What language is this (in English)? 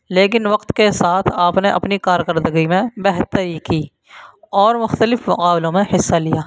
Urdu